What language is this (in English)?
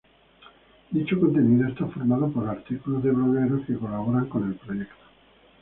Spanish